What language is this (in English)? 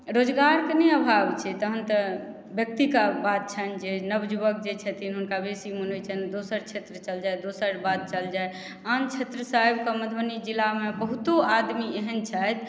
Maithili